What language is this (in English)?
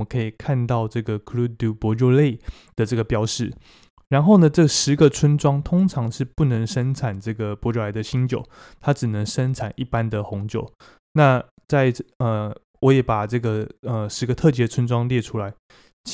Chinese